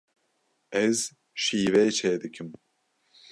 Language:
Kurdish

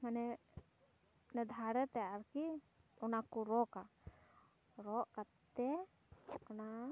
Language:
Santali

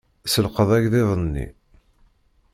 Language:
Kabyle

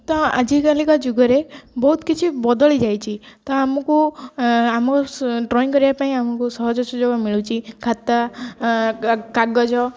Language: Odia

